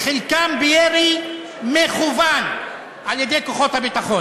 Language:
Hebrew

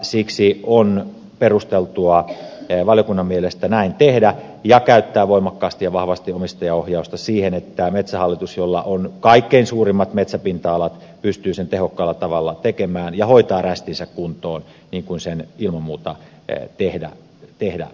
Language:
Finnish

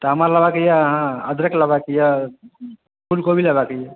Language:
Maithili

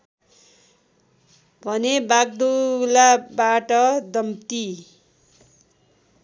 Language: Nepali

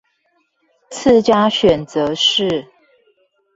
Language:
Chinese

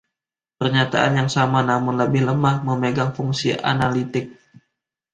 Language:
Indonesian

